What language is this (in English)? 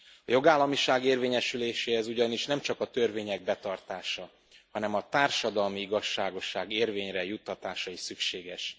Hungarian